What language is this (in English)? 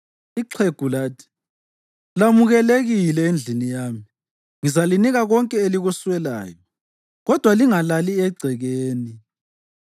North Ndebele